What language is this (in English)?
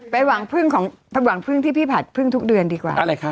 Thai